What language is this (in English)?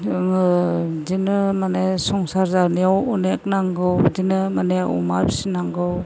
Bodo